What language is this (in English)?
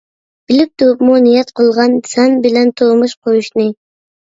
Uyghur